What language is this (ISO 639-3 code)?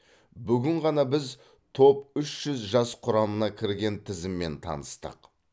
kaz